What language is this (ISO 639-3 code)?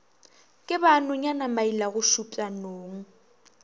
nso